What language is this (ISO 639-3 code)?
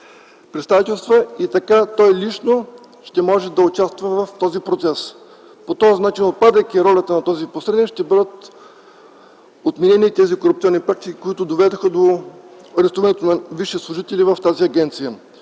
bul